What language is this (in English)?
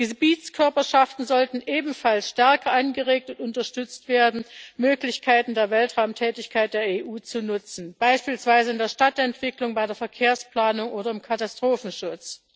German